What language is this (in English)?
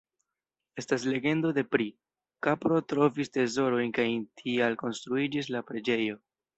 Esperanto